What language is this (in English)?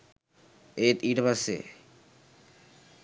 Sinhala